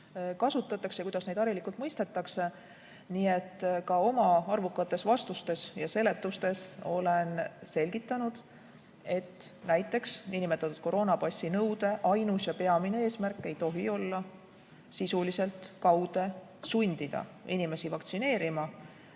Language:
Estonian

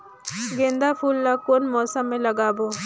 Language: Chhattisgarhi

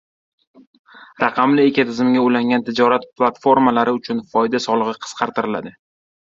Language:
Uzbek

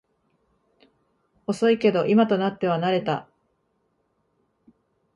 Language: Japanese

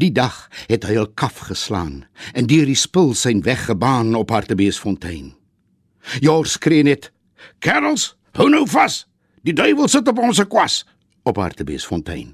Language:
Dutch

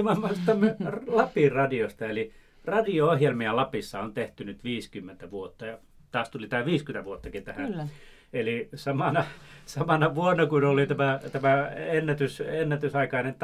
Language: Finnish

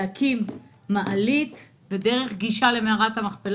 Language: Hebrew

